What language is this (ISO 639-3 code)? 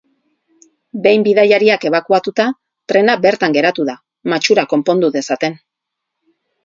eus